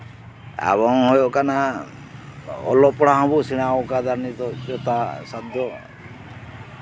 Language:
Santali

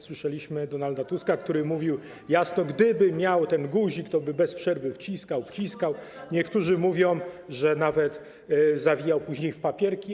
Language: Polish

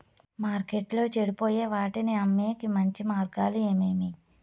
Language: Telugu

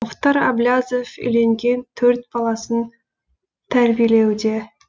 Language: Kazakh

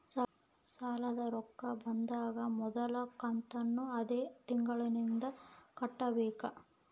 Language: Kannada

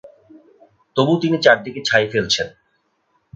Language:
Bangla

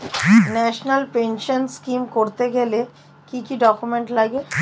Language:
Bangla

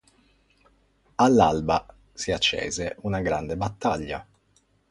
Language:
Italian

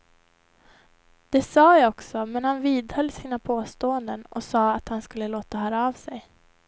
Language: Swedish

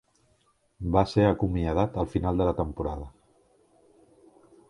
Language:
Catalan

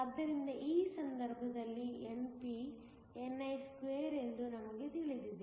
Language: Kannada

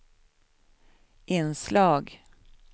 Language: Swedish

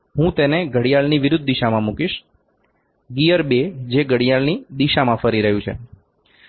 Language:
Gujarati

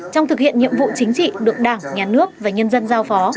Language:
Vietnamese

